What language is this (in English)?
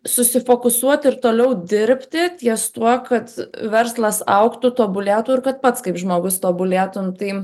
Lithuanian